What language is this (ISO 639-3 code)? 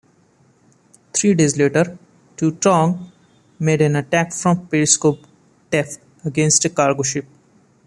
eng